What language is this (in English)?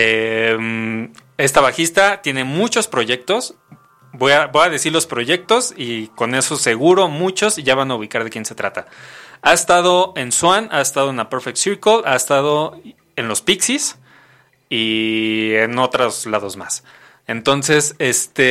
Spanish